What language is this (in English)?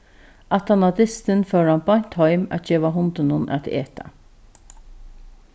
Faroese